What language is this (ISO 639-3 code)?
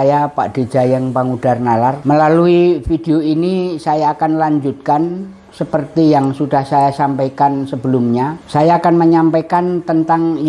ind